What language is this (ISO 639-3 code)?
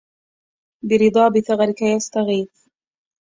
ara